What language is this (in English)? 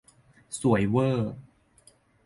Thai